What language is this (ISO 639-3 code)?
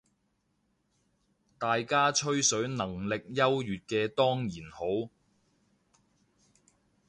yue